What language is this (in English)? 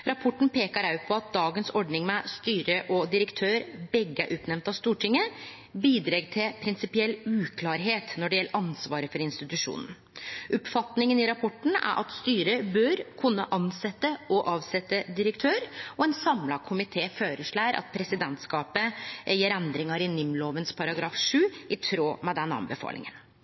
Norwegian Nynorsk